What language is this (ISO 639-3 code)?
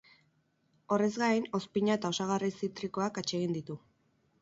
eus